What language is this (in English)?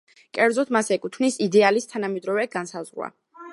Georgian